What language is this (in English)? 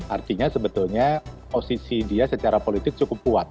Indonesian